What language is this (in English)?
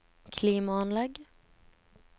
Norwegian